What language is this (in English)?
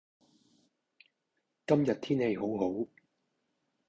Cantonese